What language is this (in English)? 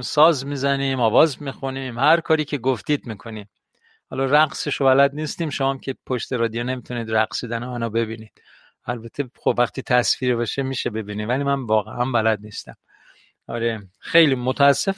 Persian